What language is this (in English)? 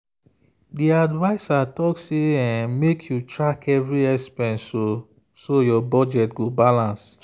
Nigerian Pidgin